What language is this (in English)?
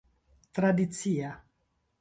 Esperanto